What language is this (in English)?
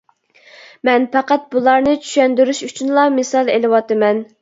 Uyghur